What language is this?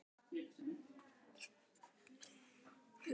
Icelandic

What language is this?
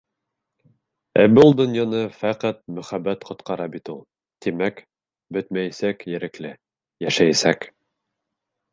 Bashkir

